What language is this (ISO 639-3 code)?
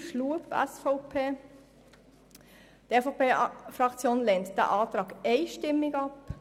gsw